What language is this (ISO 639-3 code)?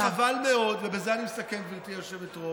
heb